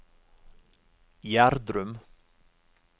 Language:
Norwegian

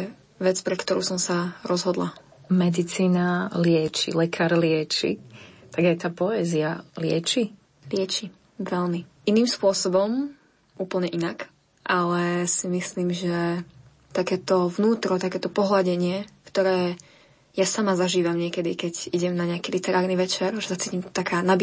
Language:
Slovak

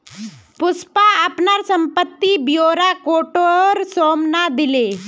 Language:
Magahi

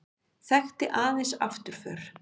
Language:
Icelandic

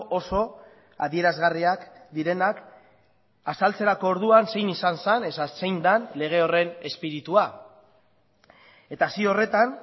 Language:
Basque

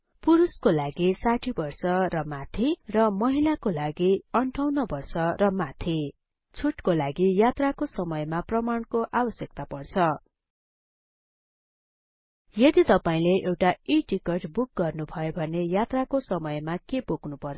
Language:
Nepali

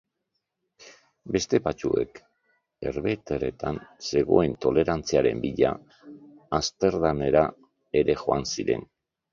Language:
Basque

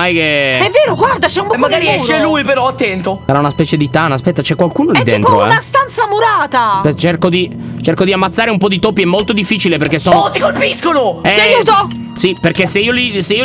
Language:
Italian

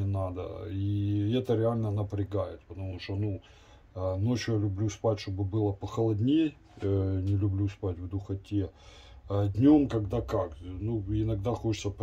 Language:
Russian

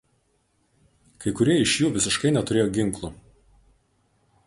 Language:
Lithuanian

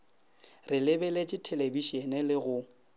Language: Northern Sotho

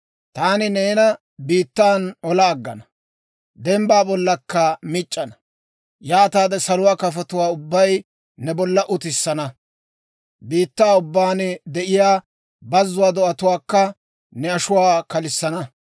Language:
Dawro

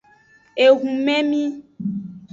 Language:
Aja (Benin)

